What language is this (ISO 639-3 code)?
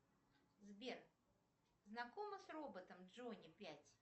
rus